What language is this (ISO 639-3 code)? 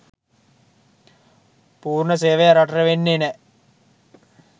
sin